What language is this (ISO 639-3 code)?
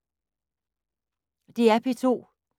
dan